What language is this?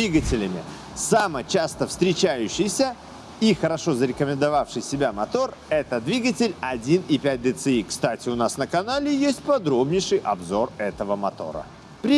Russian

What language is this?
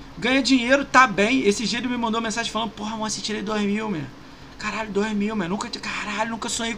Portuguese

